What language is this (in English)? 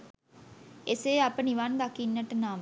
Sinhala